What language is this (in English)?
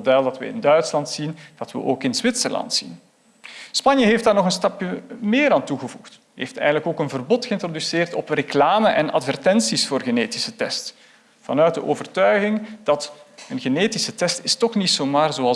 Dutch